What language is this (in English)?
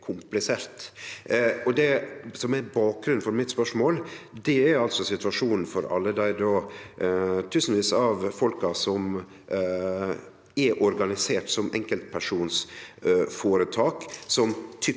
Norwegian